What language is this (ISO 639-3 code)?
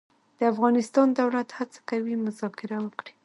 pus